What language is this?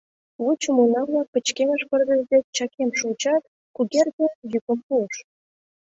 Mari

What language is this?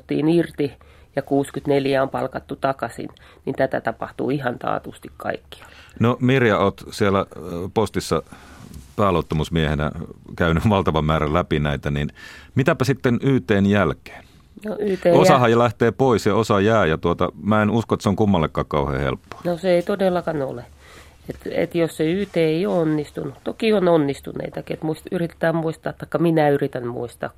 Finnish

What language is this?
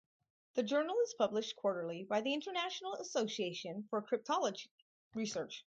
English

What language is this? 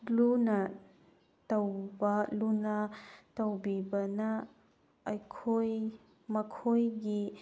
Manipuri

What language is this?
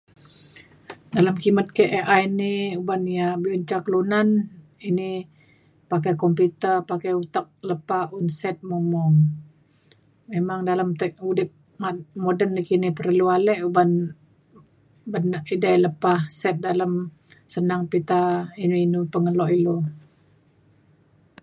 Mainstream Kenyah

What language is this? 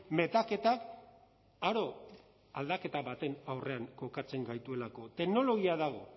Basque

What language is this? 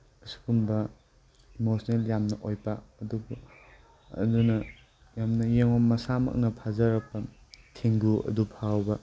Manipuri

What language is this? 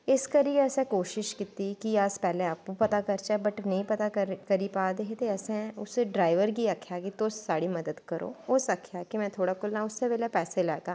Dogri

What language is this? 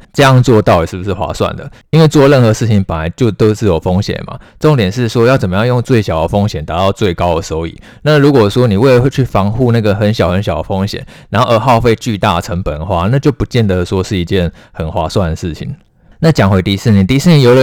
Chinese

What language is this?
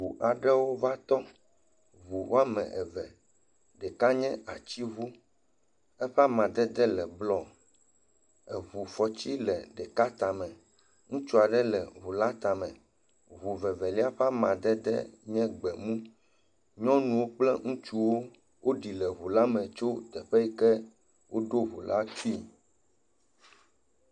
Ewe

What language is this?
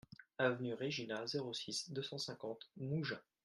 French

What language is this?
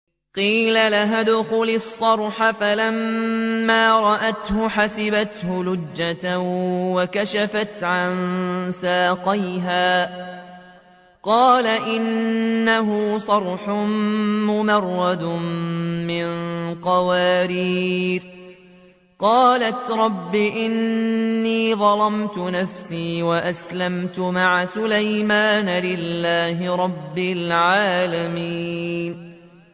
Arabic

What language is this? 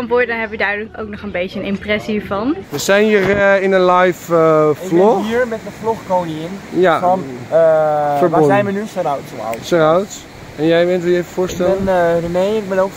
Dutch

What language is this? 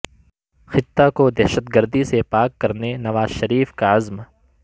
Urdu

